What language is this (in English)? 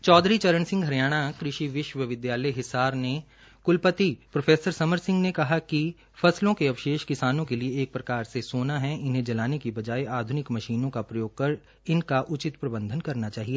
Hindi